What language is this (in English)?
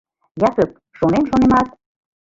Mari